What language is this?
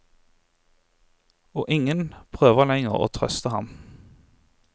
Norwegian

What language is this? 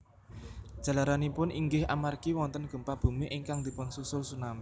Javanese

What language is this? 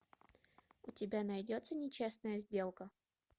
Russian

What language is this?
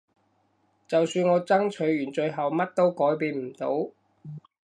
Cantonese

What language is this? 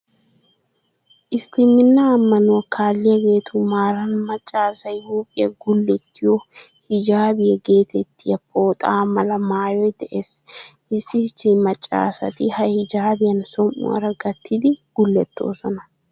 Wolaytta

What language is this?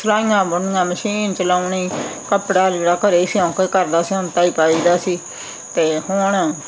Punjabi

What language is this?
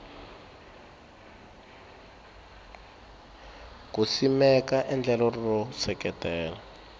Tsonga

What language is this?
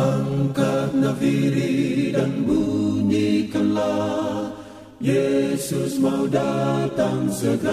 Indonesian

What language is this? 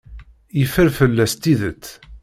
Kabyle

